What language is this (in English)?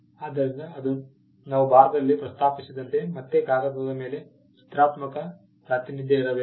Kannada